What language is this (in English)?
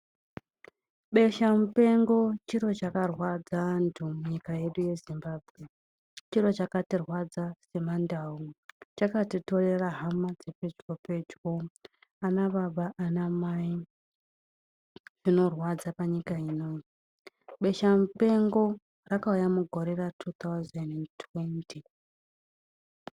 Ndau